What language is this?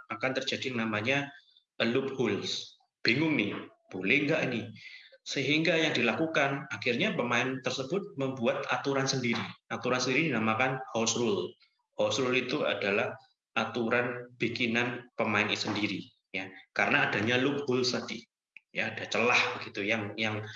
Indonesian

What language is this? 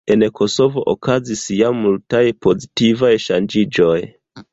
Esperanto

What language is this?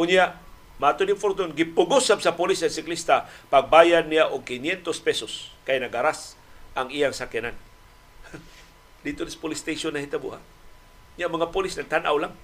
Filipino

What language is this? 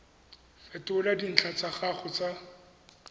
Tswana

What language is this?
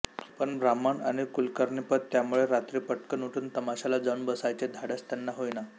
Marathi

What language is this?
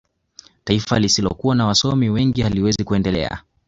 Swahili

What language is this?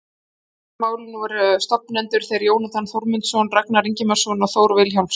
Icelandic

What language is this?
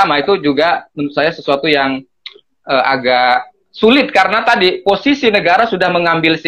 Indonesian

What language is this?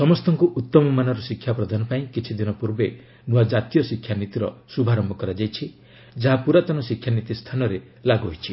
Odia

